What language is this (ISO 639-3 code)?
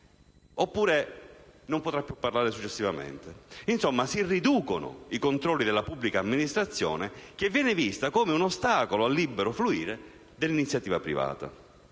ita